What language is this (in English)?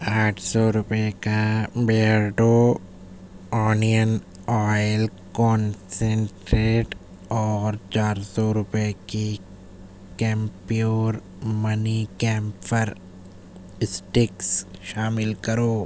Urdu